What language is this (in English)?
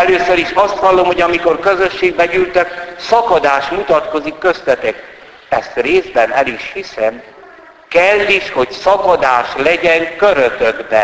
Hungarian